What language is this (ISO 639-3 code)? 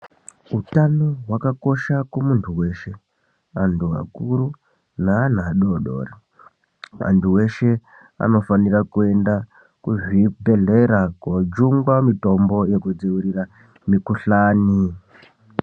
ndc